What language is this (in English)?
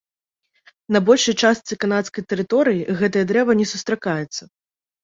Belarusian